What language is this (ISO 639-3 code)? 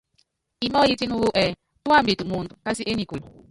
yav